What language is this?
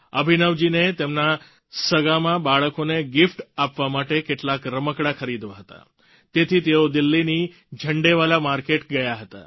Gujarati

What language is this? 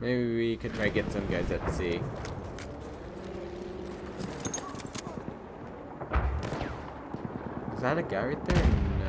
English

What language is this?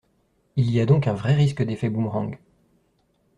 French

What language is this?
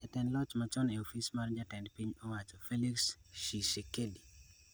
Luo (Kenya and Tanzania)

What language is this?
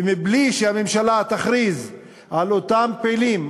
Hebrew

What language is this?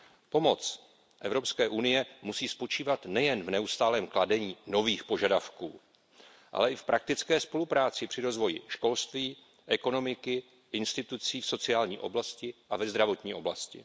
Czech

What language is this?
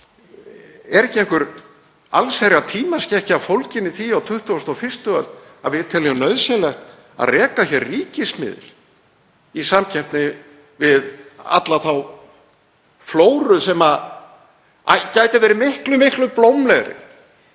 Icelandic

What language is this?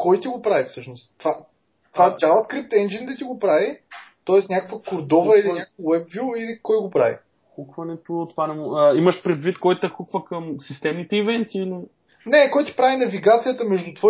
Bulgarian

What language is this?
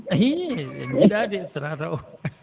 Fula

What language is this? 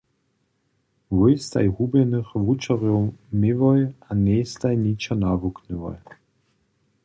Upper Sorbian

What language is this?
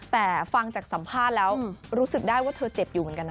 Thai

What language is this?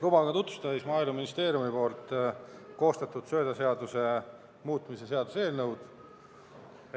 Estonian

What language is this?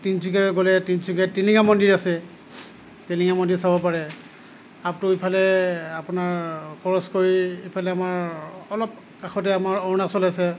Assamese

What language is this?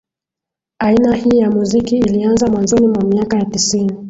Swahili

